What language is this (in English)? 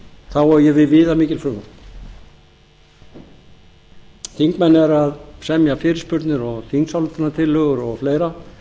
Icelandic